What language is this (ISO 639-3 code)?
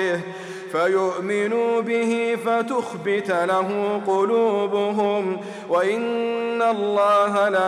ara